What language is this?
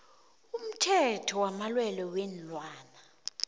South Ndebele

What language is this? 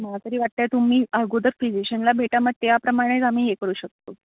Marathi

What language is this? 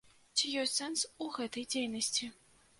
Belarusian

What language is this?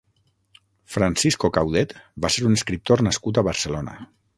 Catalan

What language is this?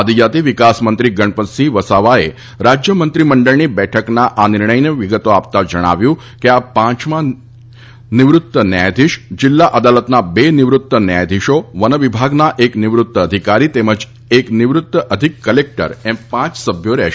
Gujarati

